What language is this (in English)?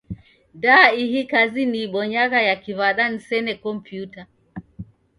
Taita